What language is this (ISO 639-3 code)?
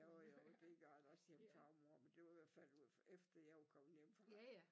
dan